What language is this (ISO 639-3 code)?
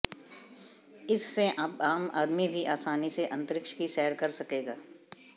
hin